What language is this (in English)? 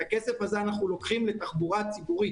Hebrew